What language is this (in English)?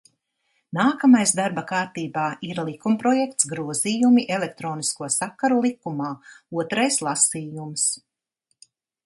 Latvian